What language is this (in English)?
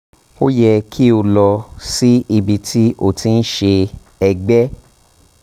Yoruba